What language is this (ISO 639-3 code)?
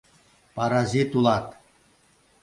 chm